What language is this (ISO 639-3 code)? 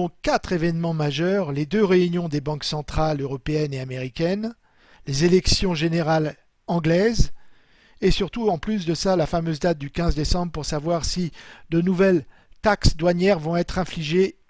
fra